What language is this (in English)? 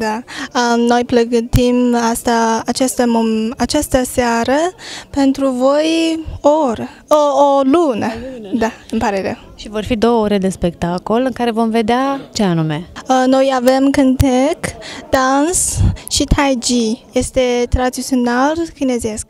Romanian